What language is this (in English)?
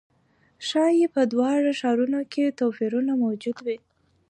Pashto